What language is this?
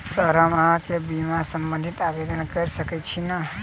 Maithili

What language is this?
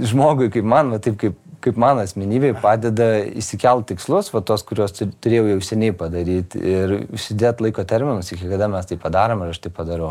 Lithuanian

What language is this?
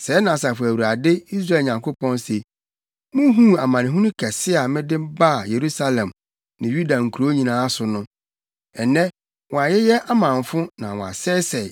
Akan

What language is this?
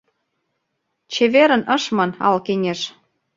Mari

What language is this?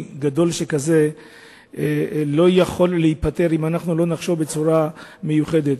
Hebrew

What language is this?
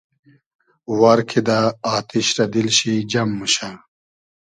Hazaragi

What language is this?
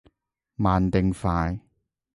Cantonese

